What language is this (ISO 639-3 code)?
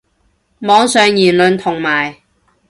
yue